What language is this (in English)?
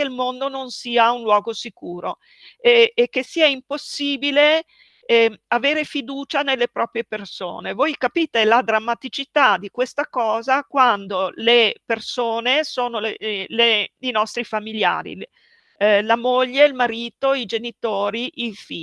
Italian